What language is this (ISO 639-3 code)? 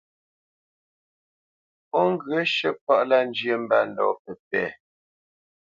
bce